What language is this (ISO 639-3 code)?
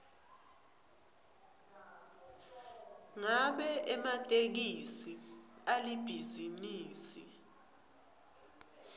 ssw